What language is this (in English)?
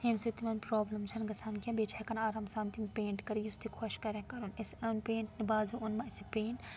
Kashmiri